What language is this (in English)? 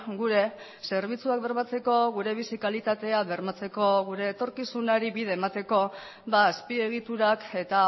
Basque